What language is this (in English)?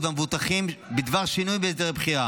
Hebrew